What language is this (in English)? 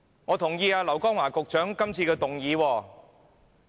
Cantonese